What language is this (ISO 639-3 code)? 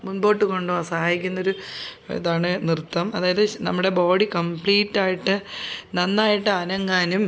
mal